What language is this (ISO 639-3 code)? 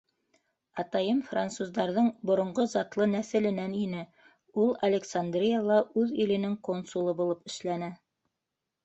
bak